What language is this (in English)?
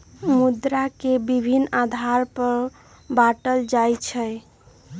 Magahi